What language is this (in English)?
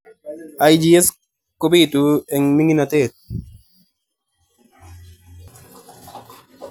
Kalenjin